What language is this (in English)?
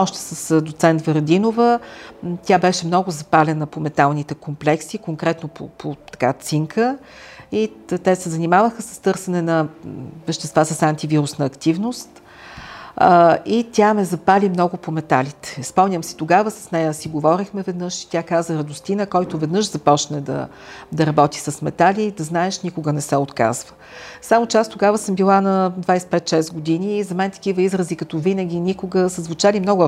Bulgarian